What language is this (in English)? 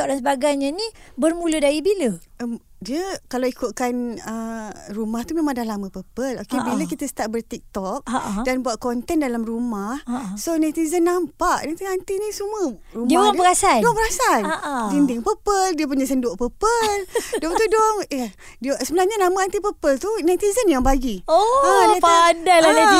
Malay